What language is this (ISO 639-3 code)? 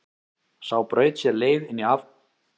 isl